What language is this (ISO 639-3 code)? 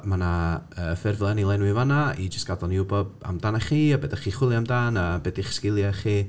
cym